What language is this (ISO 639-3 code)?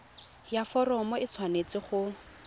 tsn